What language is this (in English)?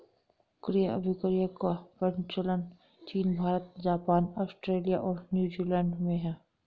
Hindi